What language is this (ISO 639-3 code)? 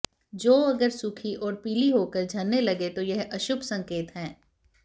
hin